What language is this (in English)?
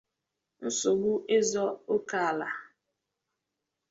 Igbo